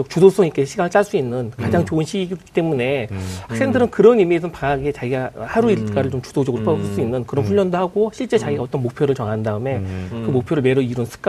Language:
Korean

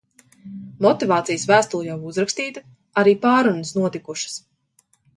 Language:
Latvian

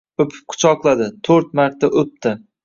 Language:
Uzbek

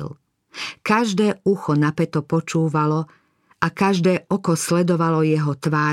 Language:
Slovak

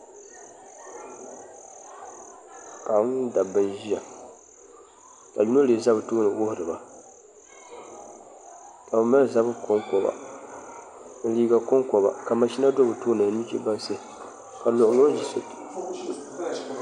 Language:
Dagbani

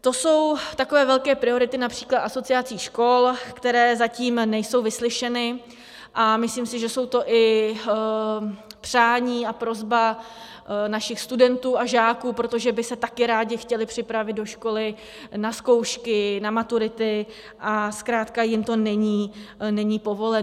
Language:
Czech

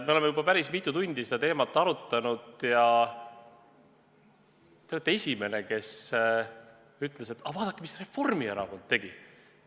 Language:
Estonian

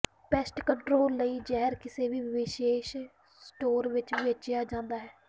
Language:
Punjabi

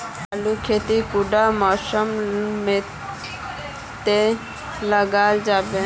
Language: Magahi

